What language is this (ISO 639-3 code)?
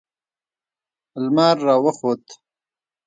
pus